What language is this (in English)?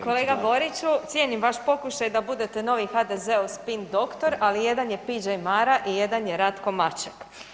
Croatian